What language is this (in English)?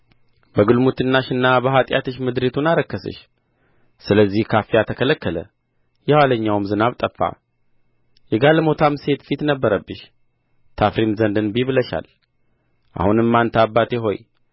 Amharic